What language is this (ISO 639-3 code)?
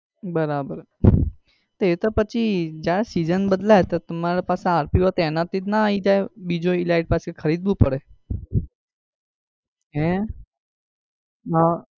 guj